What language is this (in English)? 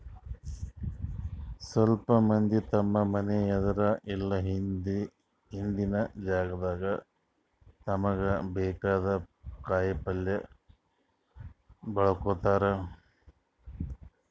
Kannada